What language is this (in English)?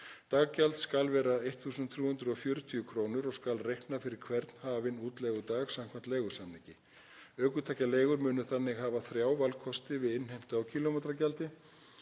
Icelandic